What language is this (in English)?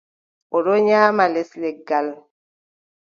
Adamawa Fulfulde